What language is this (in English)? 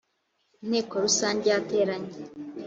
Kinyarwanda